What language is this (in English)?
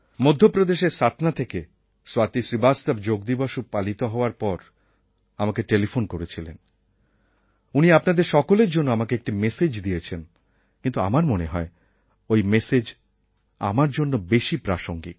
Bangla